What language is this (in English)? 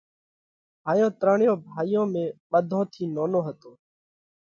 Parkari Koli